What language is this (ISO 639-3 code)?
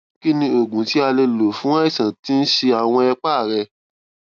yor